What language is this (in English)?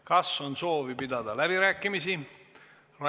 Estonian